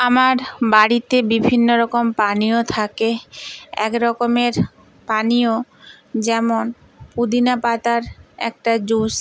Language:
Bangla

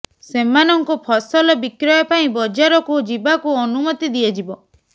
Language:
Odia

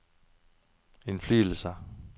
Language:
Norwegian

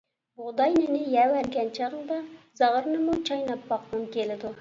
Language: Uyghur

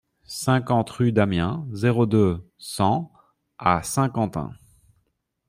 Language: French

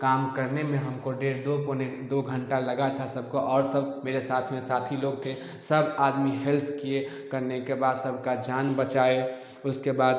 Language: Hindi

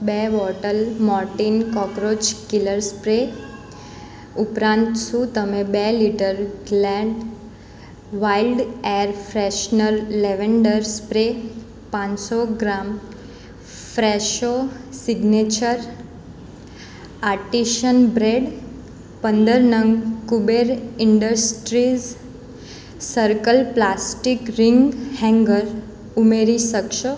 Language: Gujarati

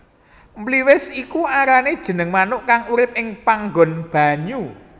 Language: Javanese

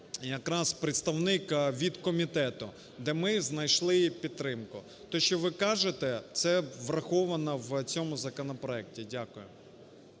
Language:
Ukrainian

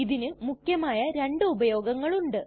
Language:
Malayalam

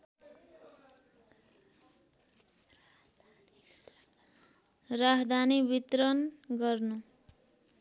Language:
Nepali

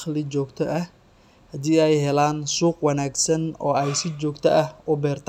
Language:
Somali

